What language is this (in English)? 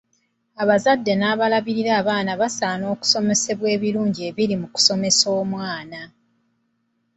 Ganda